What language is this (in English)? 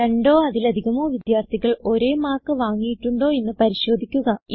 Malayalam